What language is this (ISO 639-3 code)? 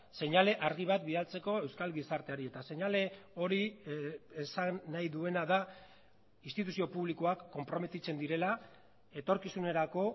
eus